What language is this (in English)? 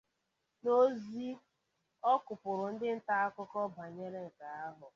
Igbo